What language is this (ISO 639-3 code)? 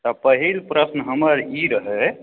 mai